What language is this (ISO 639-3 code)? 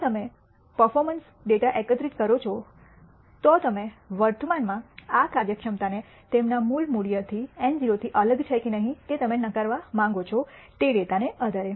guj